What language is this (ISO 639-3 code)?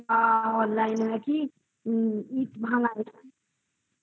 ben